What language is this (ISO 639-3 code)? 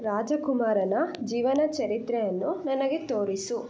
kan